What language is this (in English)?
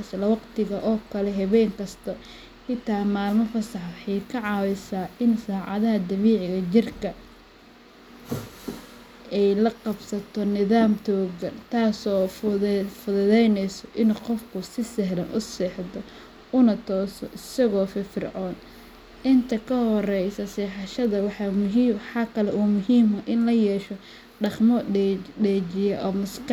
Somali